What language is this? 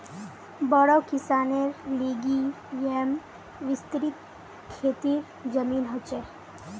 Magahi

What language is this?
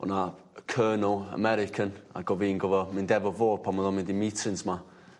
Welsh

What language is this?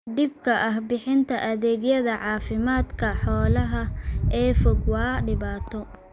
Somali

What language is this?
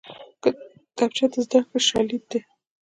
Pashto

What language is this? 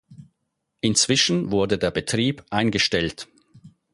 German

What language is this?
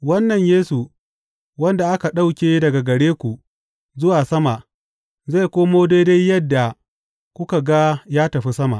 Hausa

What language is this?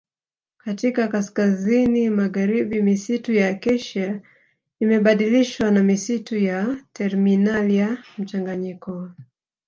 Swahili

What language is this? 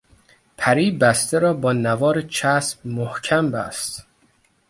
Persian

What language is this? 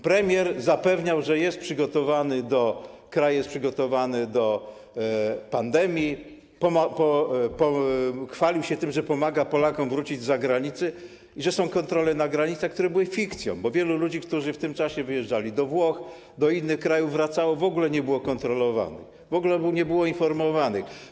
Polish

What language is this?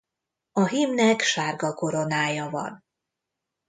Hungarian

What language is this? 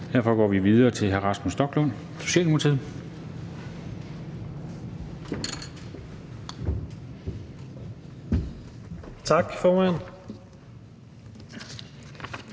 Danish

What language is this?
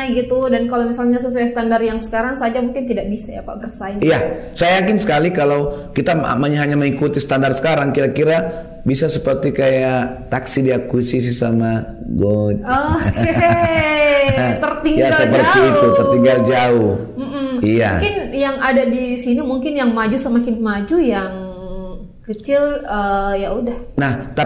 Indonesian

